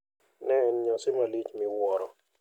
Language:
Luo (Kenya and Tanzania)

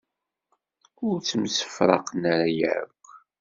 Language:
Kabyle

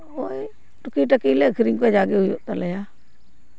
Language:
Santali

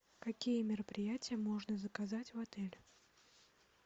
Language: Russian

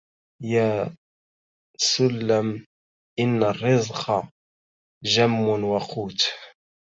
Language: Arabic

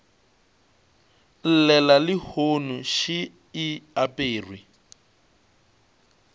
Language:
Northern Sotho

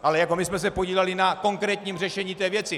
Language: Czech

